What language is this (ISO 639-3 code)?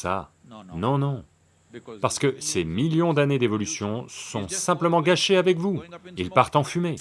fra